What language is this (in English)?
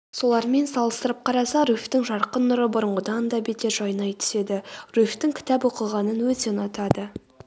Kazakh